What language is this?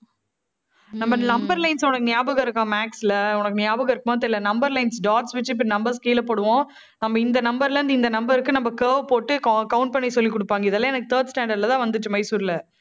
Tamil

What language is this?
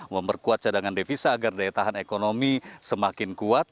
Indonesian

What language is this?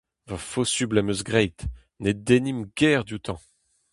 Breton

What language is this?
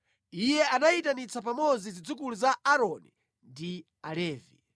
Nyanja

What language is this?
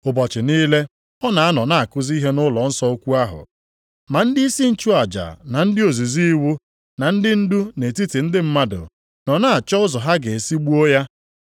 Igbo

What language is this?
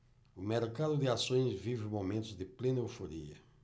Portuguese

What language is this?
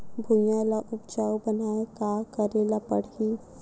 Chhattisgarhi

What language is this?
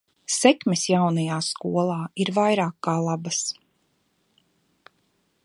Latvian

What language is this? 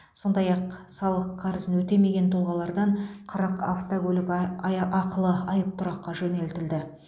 Kazakh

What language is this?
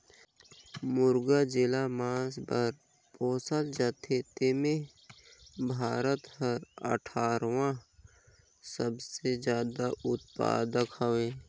Chhattisgarhi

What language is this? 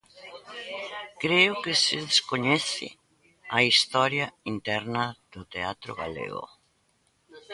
Galician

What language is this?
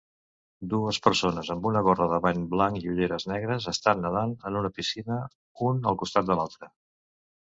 Catalan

